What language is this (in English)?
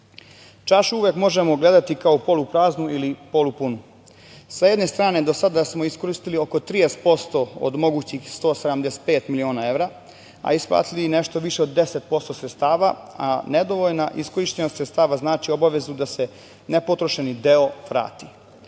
Serbian